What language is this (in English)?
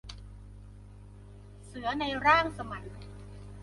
Thai